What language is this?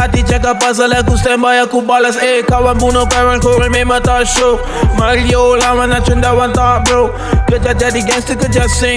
Malay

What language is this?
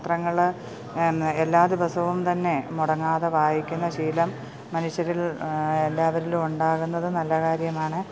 Malayalam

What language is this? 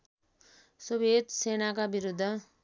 Nepali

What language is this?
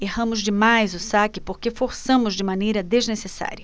Portuguese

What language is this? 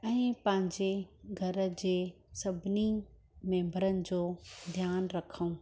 Sindhi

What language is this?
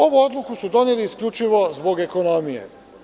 Serbian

